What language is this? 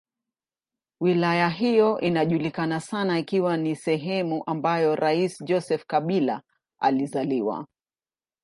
Swahili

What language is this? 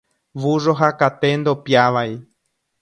Guarani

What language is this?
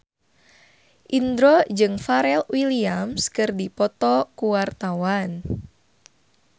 Sundanese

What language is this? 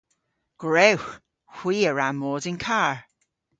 Cornish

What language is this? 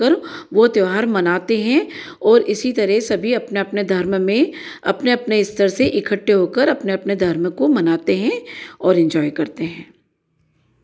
Hindi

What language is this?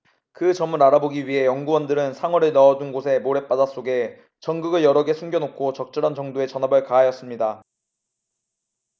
Korean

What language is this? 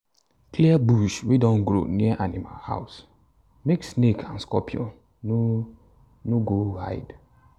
Nigerian Pidgin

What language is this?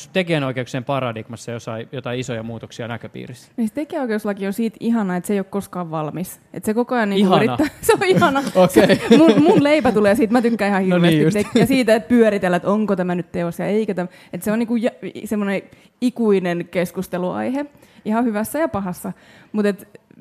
Finnish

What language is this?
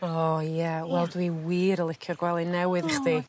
Welsh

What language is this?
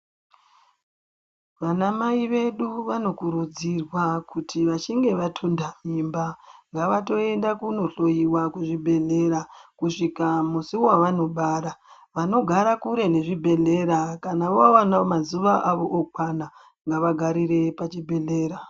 Ndau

